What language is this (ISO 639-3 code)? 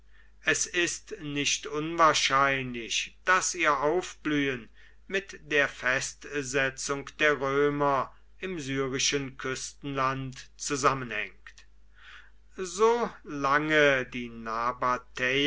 deu